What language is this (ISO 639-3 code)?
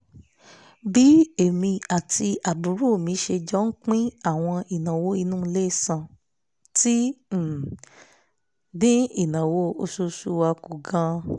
yor